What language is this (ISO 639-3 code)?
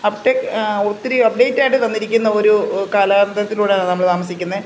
mal